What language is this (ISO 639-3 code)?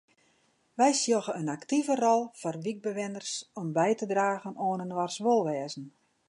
fry